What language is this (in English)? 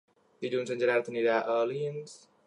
Catalan